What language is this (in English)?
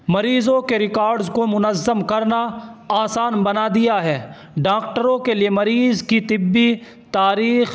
Urdu